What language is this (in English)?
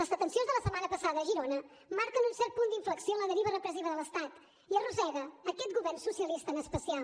Catalan